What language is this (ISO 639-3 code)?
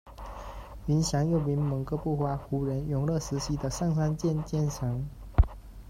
zho